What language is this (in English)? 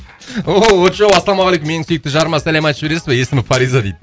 Kazakh